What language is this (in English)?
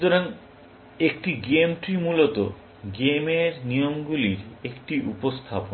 Bangla